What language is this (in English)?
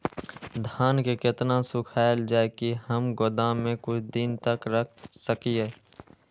Maithili